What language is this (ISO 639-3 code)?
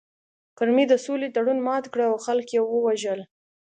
pus